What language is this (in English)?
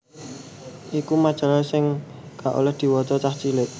Javanese